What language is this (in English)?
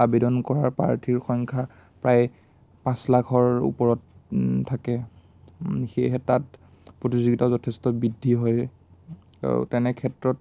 Assamese